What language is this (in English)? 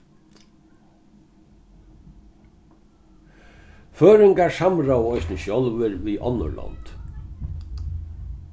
Faroese